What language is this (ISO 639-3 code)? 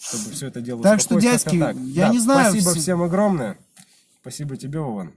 rus